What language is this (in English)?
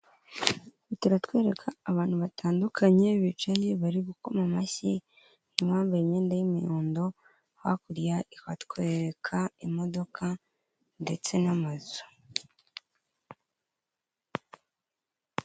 Kinyarwanda